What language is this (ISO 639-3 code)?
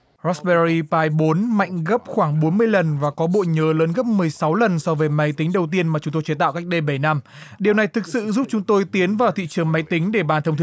vie